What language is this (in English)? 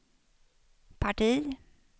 Swedish